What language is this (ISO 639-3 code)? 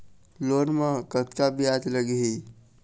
hne